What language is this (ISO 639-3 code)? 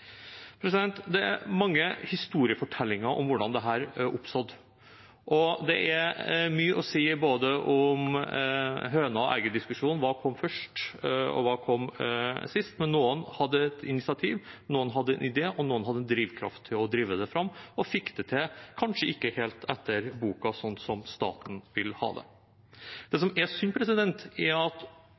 nob